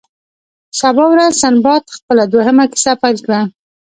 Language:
Pashto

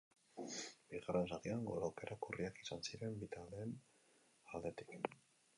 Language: Basque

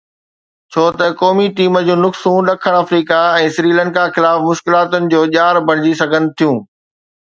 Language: Sindhi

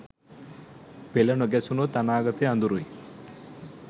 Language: Sinhala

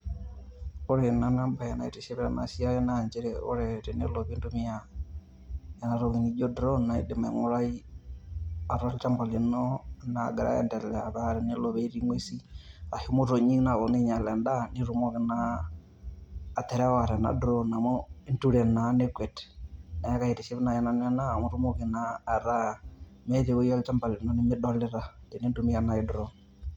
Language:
Masai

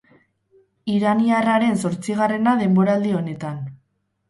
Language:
Basque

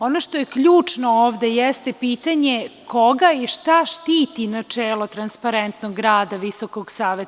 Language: Serbian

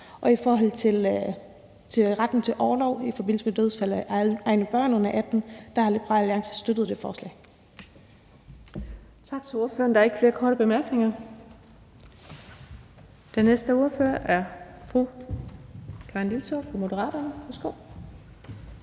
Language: Danish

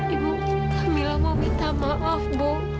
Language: Indonesian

